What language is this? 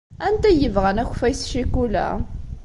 Kabyle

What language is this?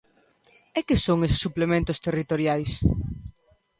Galician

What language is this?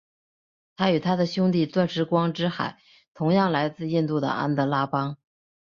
Chinese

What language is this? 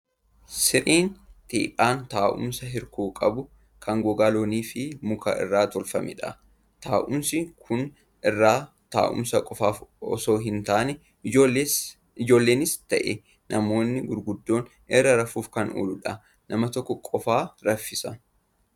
Oromo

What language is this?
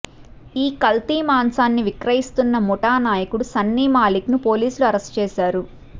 Telugu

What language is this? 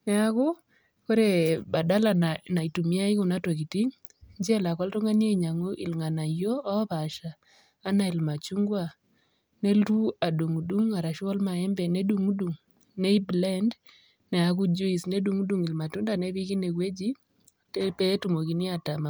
Masai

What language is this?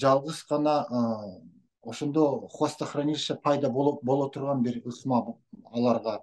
Turkish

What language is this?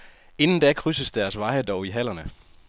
Danish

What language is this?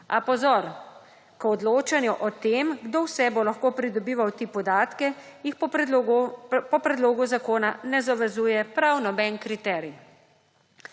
Slovenian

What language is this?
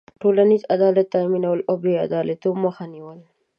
Pashto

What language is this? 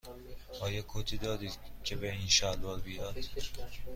Persian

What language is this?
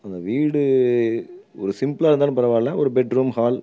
Tamil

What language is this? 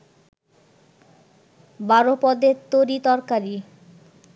Bangla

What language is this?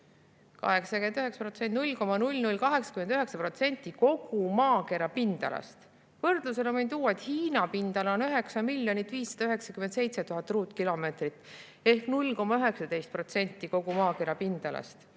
Estonian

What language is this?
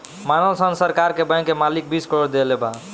Bhojpuri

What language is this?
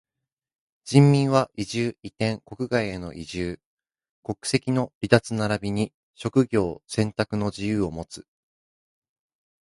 Japanese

